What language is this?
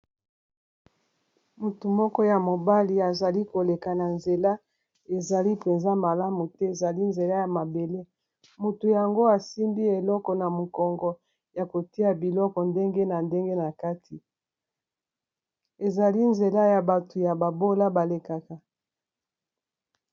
Lingala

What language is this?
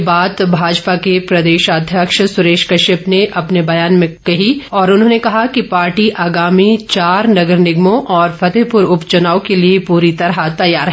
Hindi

